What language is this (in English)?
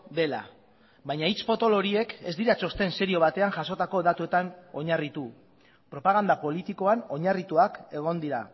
Basque